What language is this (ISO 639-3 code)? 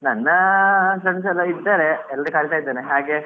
kan